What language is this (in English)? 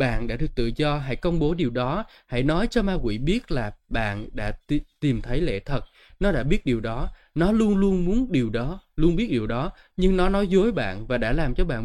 Vietnamese